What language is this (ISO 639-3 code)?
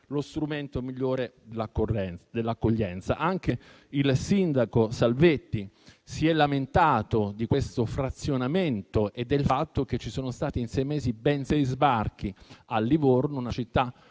ita